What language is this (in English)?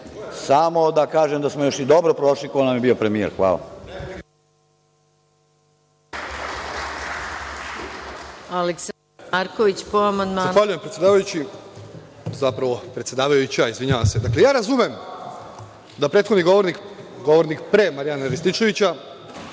Serbian